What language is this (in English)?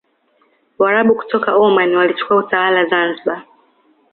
Swahili